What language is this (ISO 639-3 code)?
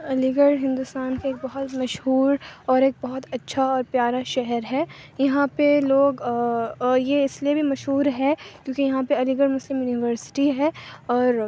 urd